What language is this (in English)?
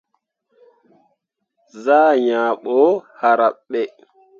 Mundang